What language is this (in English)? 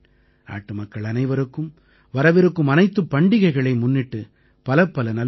Tamil